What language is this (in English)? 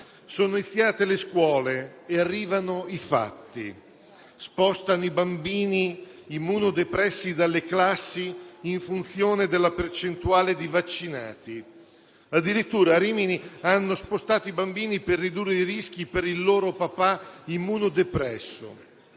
Italian